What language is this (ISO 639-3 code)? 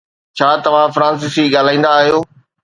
snd